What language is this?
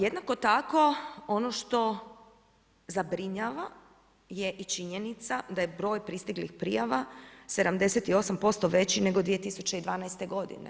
Croatian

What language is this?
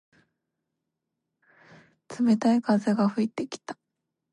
Japanese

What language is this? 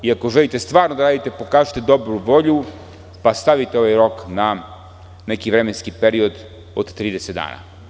Serbian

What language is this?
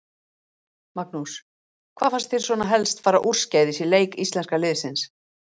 Icelandic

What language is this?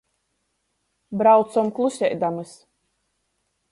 Latgalian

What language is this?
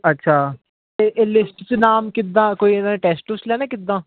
Punjabi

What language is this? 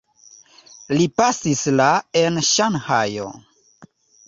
Esperanto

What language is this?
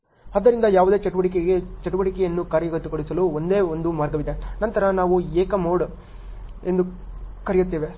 Kannada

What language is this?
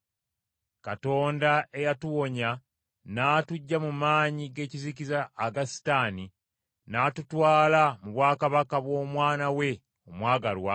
Ganda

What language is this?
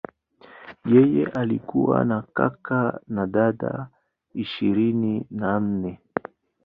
Swahili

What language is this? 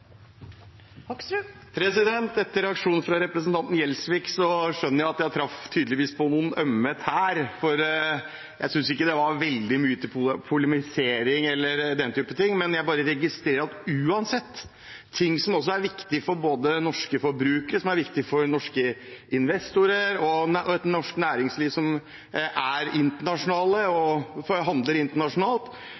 Norwegian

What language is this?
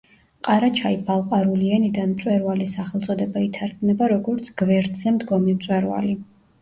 Georgian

